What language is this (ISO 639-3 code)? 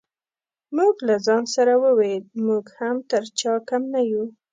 pus